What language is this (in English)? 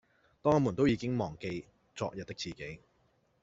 Cantonese